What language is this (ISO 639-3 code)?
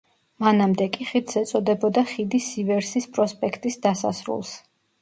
kat